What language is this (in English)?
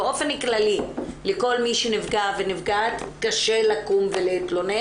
Hebrew